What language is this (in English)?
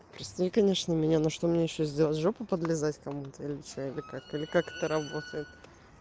Russian